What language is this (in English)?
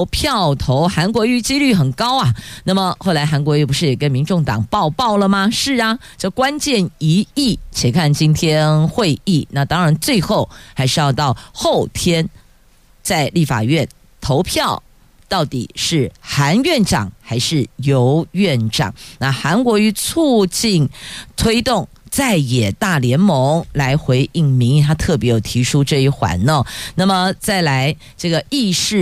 Chinese